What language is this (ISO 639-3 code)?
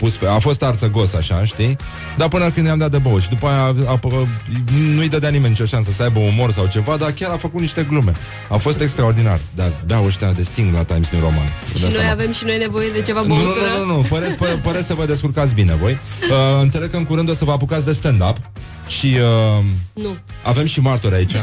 ron